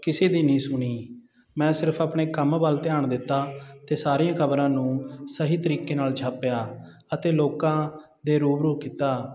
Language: Punjabi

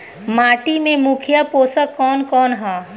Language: Bhojpuri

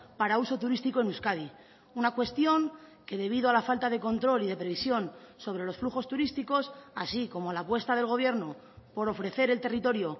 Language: Spanish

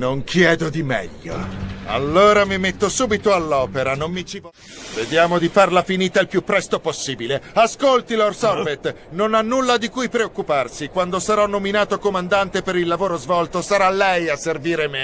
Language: Italian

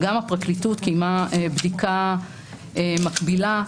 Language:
Hebrew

